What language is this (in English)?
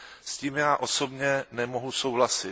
Czech